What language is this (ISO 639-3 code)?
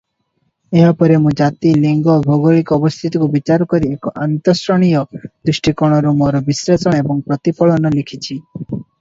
ori